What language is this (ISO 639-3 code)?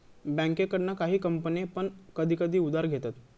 mar